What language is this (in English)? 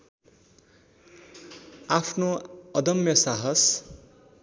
Nepali